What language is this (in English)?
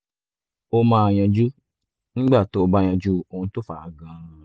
Yoruba